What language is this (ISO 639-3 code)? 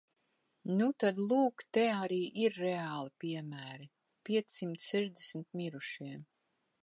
lav